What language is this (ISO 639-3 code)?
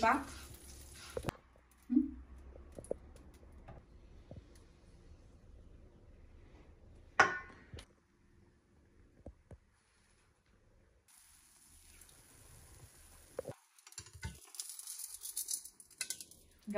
ron